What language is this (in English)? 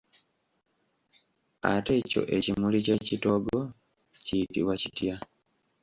Ganda